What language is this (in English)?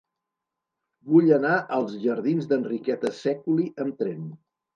Catalan